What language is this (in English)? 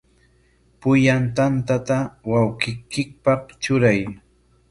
Corongo Ancash Quechua